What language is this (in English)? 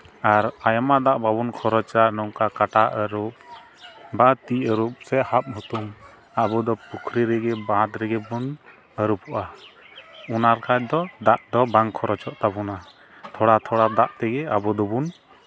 Santali